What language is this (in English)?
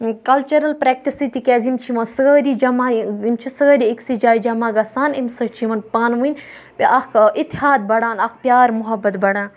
Kashmiri